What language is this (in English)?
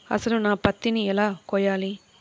Telugu